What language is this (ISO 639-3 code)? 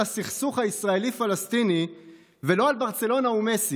heb